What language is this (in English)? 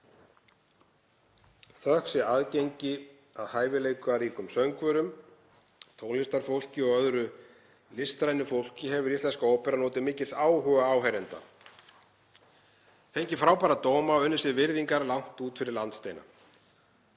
Icelandic